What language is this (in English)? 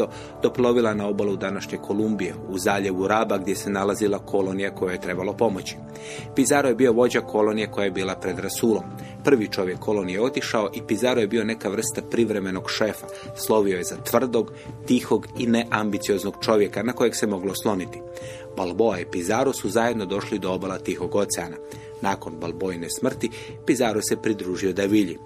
Croatian